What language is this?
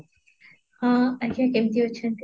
Odia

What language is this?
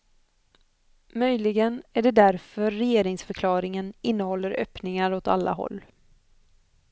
Swedish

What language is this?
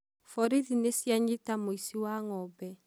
Kikuyu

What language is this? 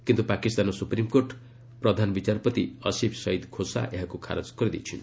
Odia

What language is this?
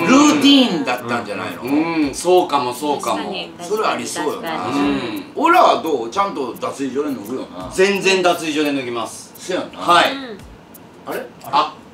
Japanese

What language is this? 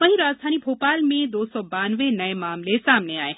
Hindi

